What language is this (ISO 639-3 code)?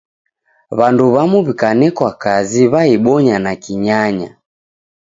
dav